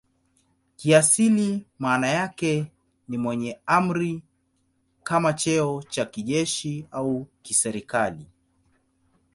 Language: Swahili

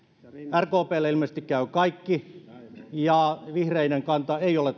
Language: Finnish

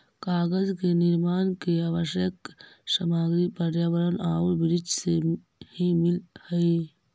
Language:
Magahi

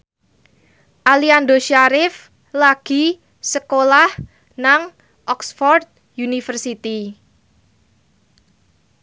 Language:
Javanese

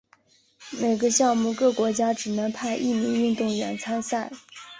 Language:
Chinese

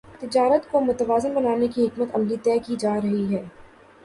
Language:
Urdu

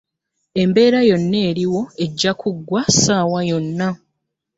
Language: Ganda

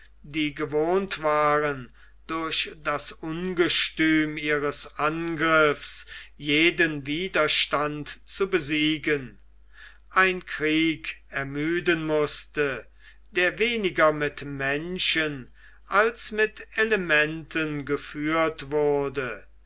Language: German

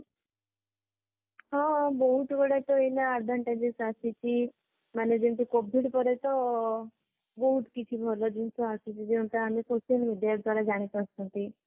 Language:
Odia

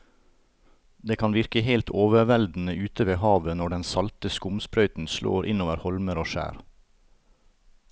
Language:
Norwegian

